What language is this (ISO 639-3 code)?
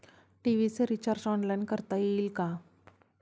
mar